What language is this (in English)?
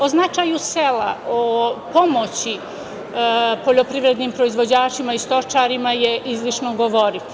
Serbian